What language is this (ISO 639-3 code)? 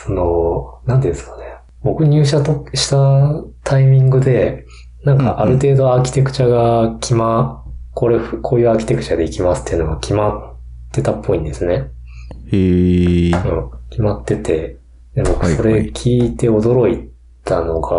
jpn